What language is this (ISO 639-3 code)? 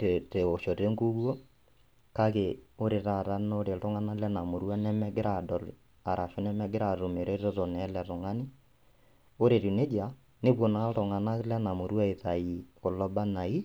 mas